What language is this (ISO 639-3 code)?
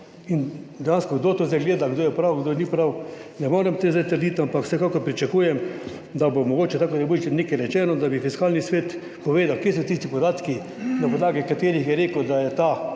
slv